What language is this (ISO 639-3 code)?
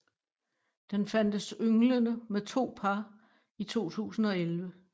dan